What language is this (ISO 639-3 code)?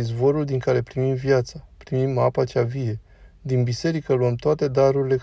ron